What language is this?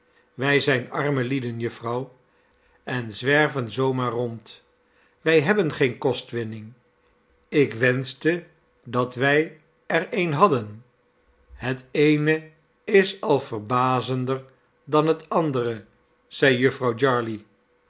Dutch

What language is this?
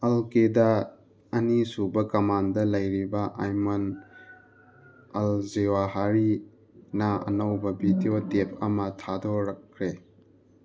Manipuri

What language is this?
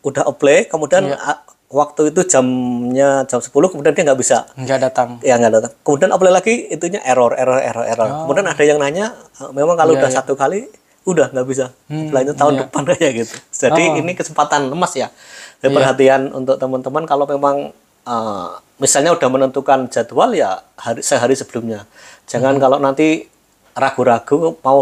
Indonesian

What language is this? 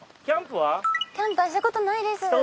Japanese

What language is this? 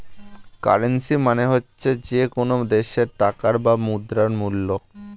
Bangla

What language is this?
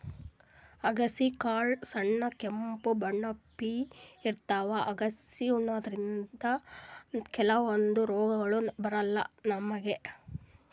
Kannada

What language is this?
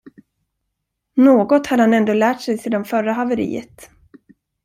Swedish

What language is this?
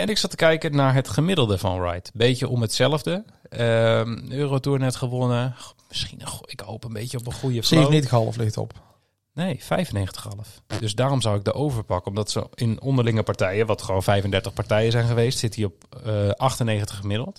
Dutch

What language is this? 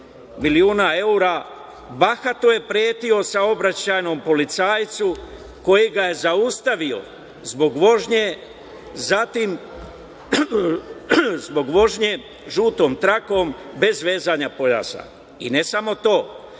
Serbian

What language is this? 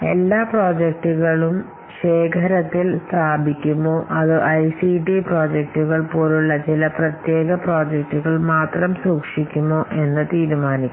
Malayalam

